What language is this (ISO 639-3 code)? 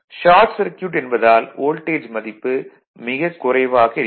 tam